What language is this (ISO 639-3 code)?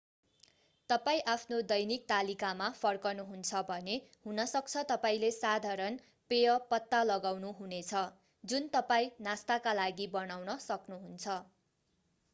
nep